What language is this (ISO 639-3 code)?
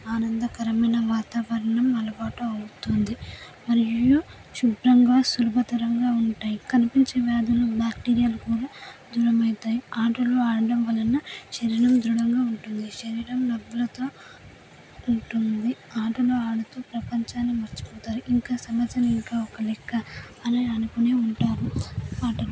tel